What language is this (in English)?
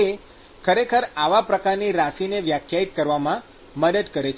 Gujarati